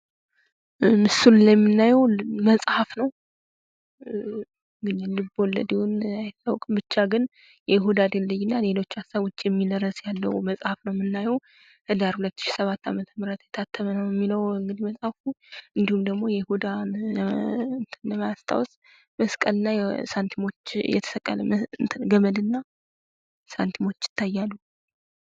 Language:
Amharic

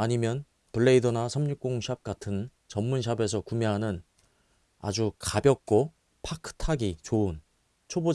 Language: Korean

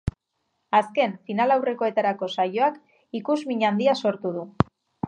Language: Basque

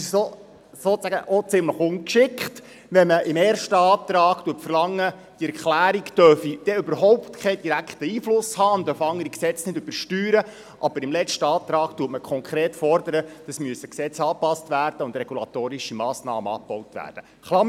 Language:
Swiss German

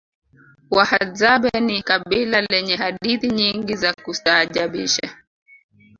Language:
Swahili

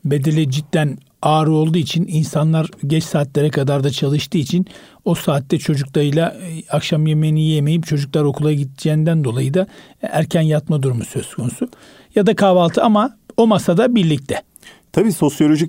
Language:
Turkish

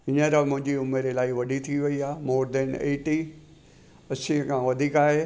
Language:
Sindhi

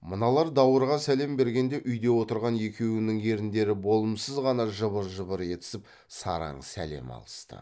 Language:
Kazakh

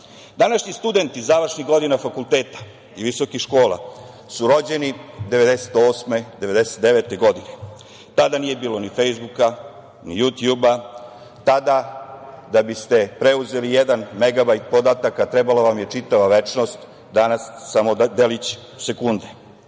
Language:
Serbian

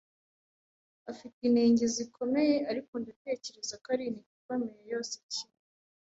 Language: Kinyarwanda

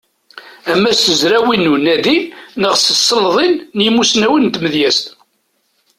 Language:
Kabyle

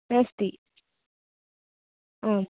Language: Sanskrit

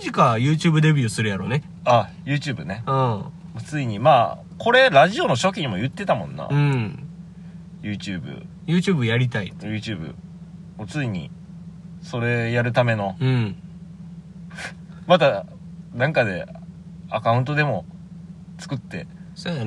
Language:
Japanese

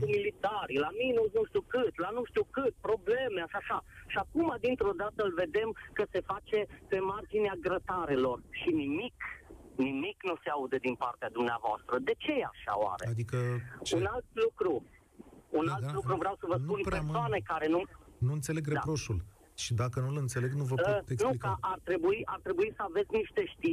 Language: Romanian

